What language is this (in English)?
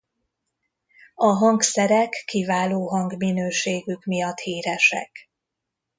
Hungarian